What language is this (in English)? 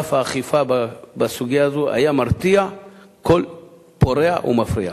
Hebrew